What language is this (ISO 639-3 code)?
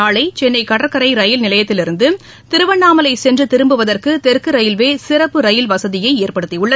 tam